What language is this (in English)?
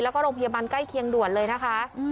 Thai